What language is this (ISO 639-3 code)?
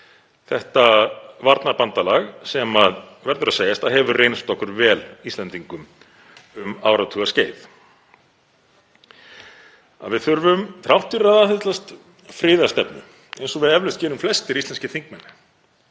isl